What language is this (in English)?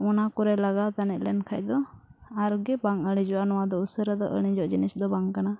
Santali